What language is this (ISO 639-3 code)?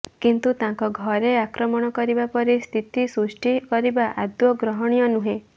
ori